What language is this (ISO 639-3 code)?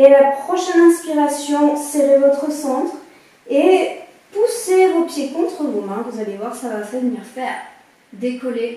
fra